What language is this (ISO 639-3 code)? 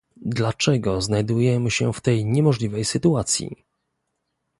pol